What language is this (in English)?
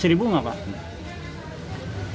Indonesian